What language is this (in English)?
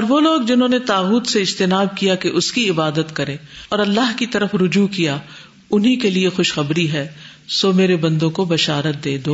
Urdu